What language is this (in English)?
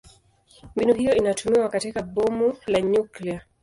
Swahili